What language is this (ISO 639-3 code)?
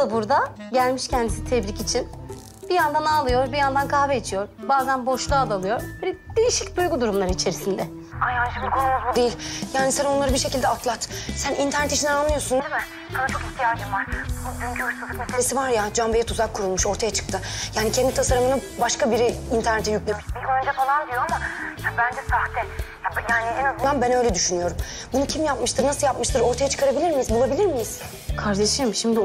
tur